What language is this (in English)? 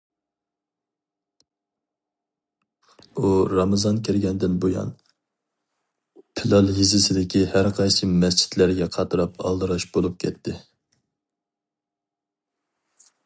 Uyghur